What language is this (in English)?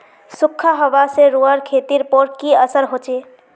Magahi